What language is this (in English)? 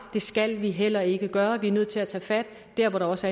Danish